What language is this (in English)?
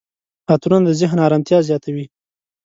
Pashto